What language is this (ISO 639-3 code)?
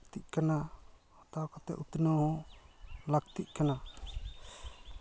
sat